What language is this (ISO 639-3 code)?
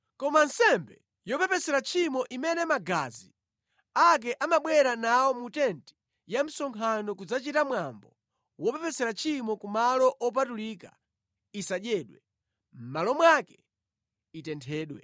nya